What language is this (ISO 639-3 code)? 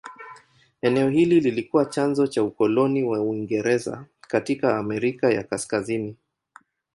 swa